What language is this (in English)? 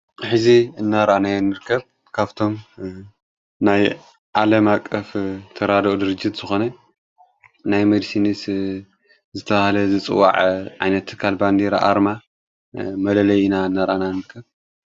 Tigrinya